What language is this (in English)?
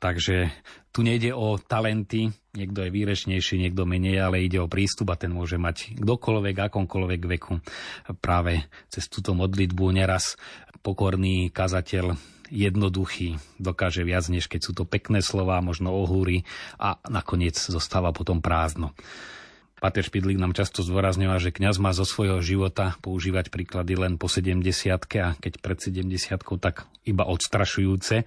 Slovak